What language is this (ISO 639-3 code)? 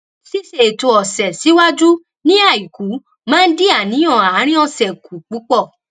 yor